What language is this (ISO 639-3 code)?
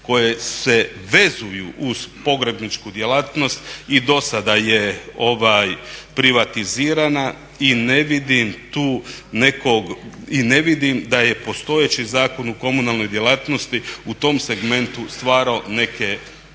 hrv